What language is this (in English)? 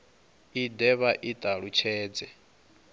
Venda